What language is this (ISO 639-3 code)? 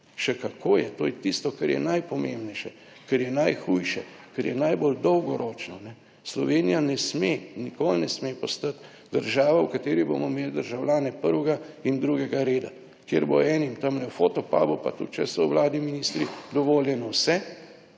slv